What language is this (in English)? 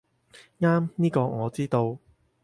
Cantonese